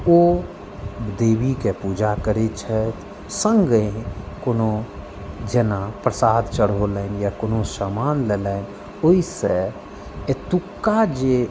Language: Maithili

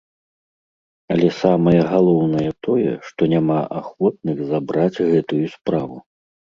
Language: Belarusian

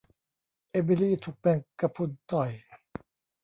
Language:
Thai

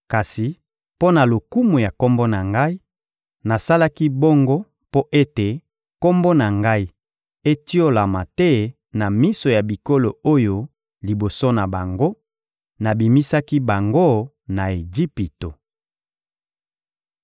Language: Lingala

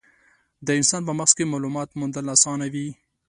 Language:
Pashto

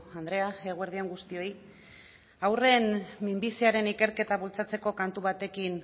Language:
Basque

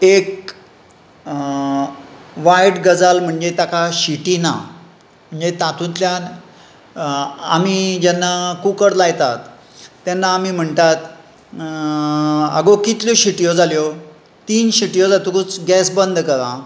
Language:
Konkani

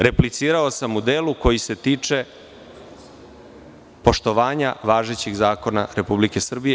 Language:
Serbian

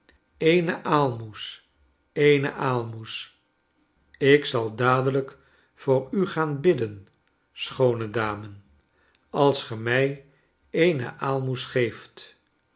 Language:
Dutch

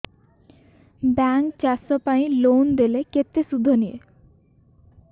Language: Odia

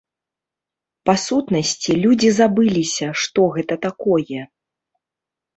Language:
Belarusian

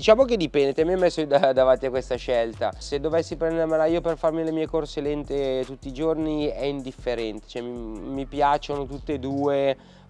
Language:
Italian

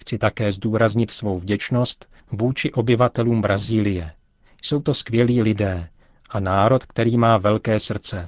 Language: Czech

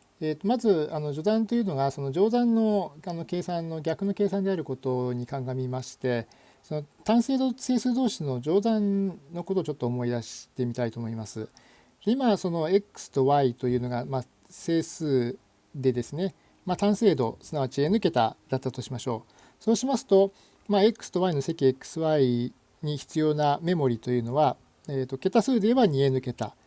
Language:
Japanese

